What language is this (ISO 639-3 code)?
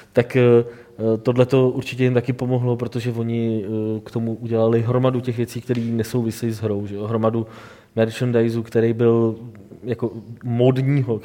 ces